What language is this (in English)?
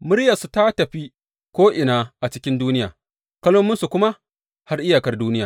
Hausa